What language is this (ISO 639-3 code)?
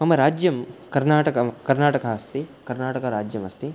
san